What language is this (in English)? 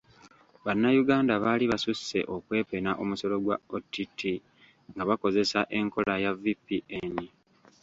Ganda